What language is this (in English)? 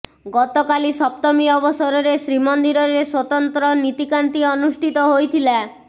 Odia